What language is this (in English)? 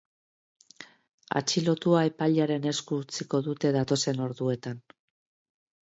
Basque